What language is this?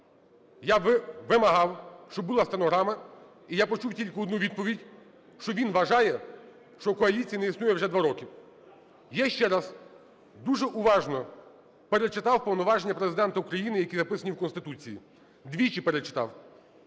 Ukrainian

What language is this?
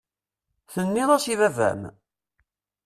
Kabyle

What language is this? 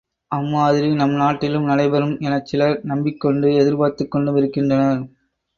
Tamil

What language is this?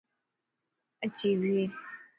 Lasi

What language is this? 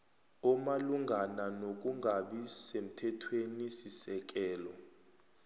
South Ndebele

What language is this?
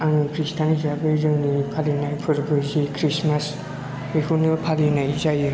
Bodo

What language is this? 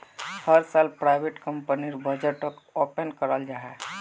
Magahi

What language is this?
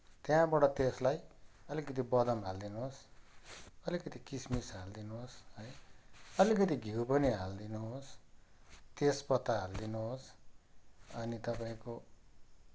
Nepali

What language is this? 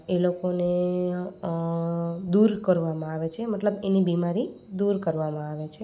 Gujarati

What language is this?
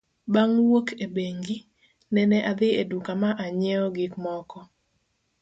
Luo (Kenya and Tanzania)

